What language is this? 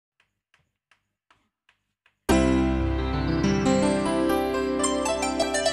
Thai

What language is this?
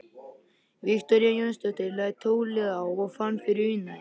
Icelandic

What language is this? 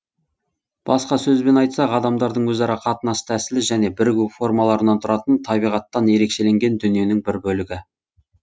Kazakh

